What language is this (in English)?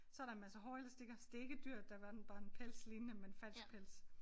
Danish